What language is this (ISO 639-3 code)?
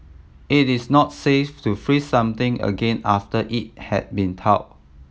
eng